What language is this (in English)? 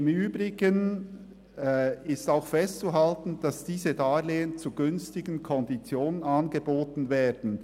Swiss German